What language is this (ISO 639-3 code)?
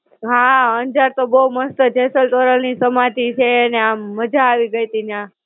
guj